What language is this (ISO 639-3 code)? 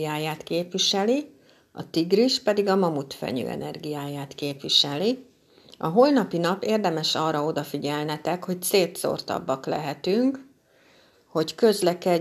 hun